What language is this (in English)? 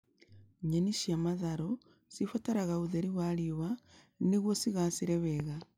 Kikuyu